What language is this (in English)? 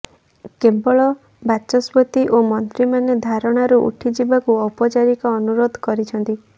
Odia